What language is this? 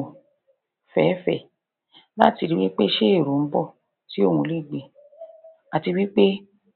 Yoruba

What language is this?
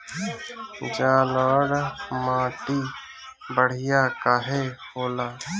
Bhojpuri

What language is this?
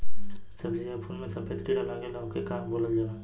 Bhojpuri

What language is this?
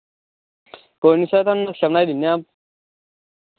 Dogri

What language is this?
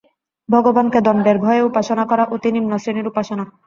Bangla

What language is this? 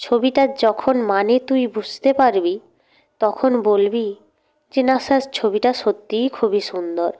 Bangla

